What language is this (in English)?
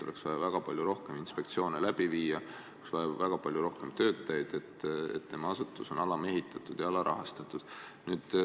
Estonian